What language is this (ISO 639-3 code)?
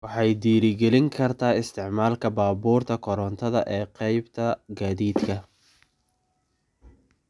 som